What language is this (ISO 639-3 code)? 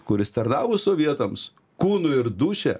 lit